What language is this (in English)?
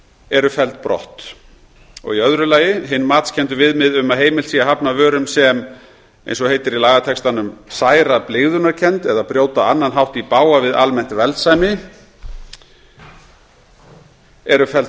Icelandic